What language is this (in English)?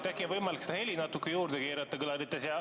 Estonian